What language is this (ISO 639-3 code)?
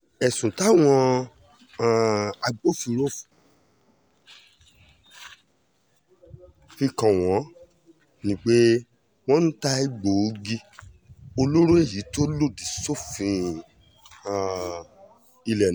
yor